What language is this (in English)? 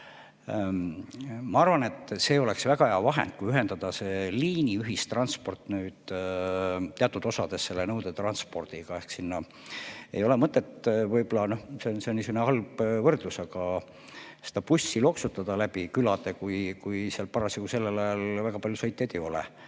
Estonian